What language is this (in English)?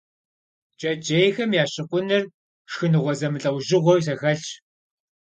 Kabardian